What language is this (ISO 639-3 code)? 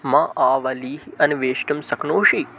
san